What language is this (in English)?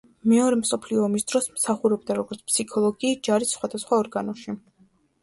Georgian